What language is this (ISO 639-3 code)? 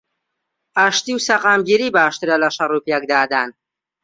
ckb